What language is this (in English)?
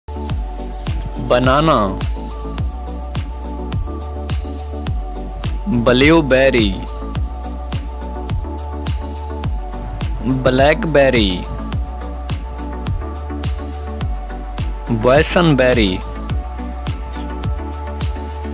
Hindi